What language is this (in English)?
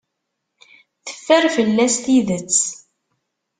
Kabyle